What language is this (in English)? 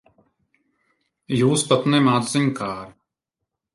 Latvian